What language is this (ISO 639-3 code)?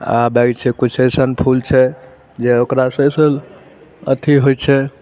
mai